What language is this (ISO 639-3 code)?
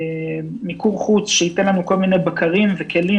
heb